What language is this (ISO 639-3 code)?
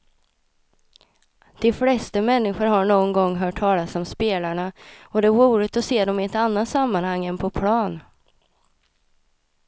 swe